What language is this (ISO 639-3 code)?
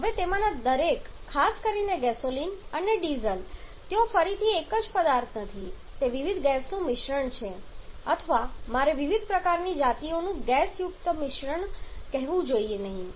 guj